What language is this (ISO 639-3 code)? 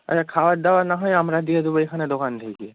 ben